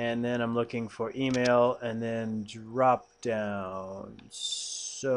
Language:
English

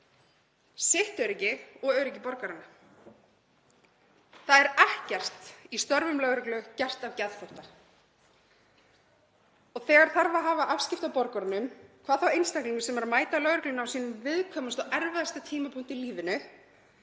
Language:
Icelandic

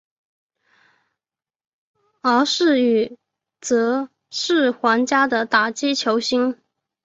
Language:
Chinese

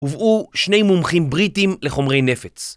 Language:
Hebrew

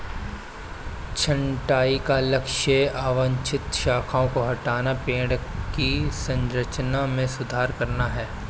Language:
Hindi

